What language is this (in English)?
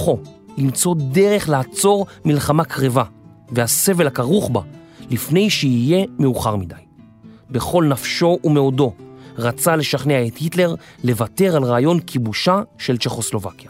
Hebrew